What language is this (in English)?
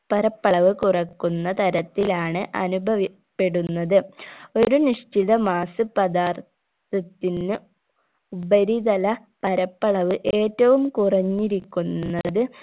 Malayalam